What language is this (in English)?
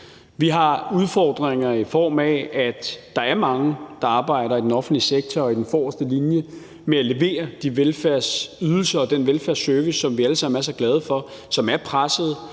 Danish